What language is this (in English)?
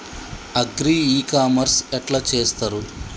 Telugu